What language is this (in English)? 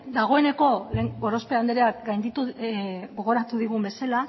Basque